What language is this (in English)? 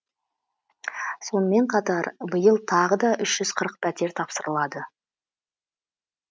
Kazakh